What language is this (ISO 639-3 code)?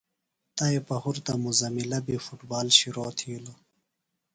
phl